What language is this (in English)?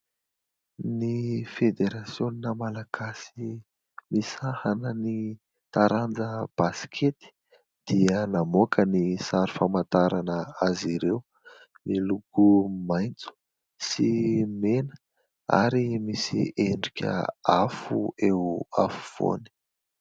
Malagasy